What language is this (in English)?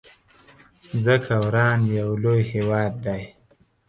Pashto